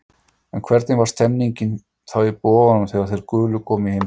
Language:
Icelandic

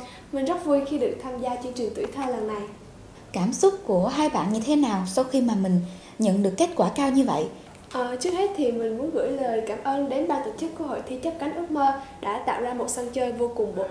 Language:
Vietnamese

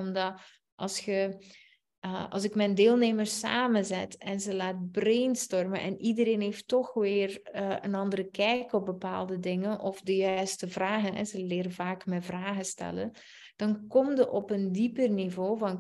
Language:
Dutch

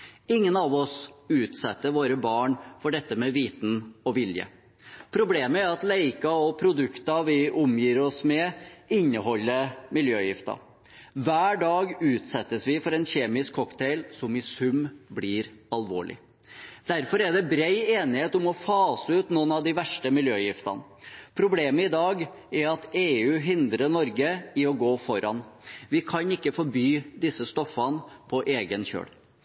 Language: Norwegian Bokmål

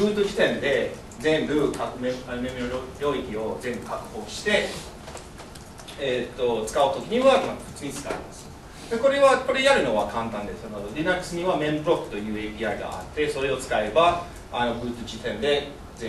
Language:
Japanese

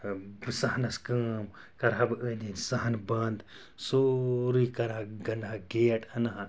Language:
Kashmiri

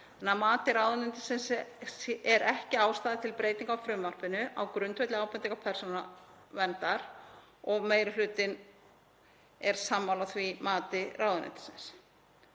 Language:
Icelandic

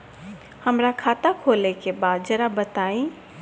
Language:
Bhojpuri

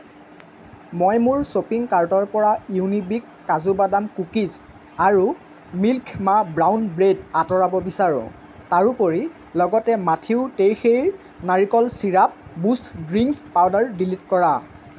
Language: Assamese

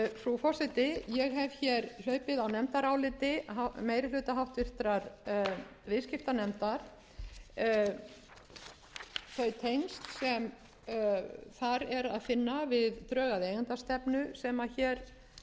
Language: Icelandic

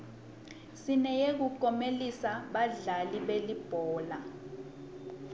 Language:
Swati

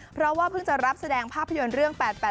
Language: Thai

